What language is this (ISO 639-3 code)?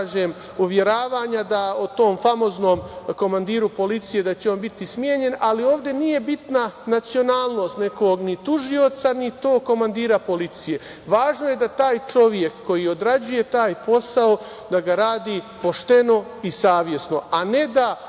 srp